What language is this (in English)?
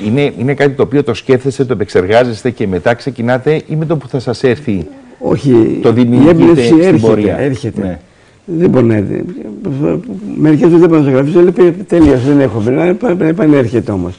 Greek